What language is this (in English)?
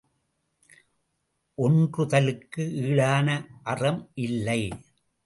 Tamil